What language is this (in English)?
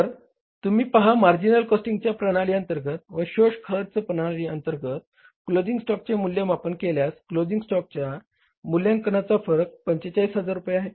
Marathi